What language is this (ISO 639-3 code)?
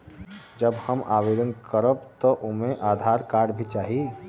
bho